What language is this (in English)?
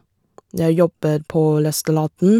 Norwegian